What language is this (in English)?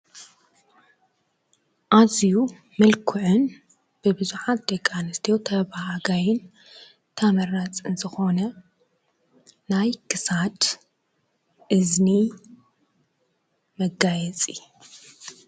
Tigrinya